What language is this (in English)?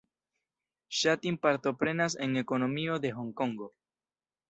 Esperanto